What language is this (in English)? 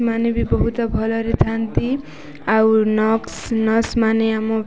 Odia